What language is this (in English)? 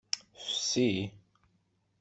Kabyle